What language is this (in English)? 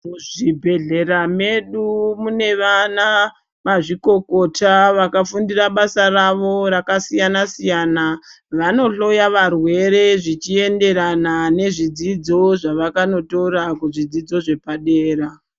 Ndau